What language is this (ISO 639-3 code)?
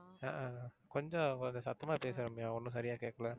tam